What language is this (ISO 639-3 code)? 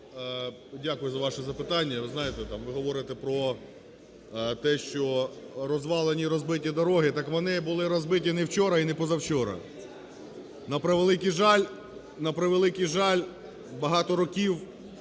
ukr